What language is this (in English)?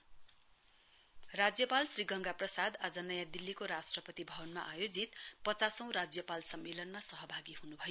Nepali